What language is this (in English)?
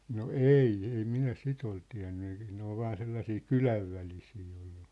Finnish